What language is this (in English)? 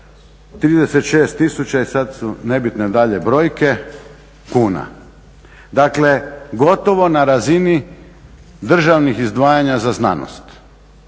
Croatian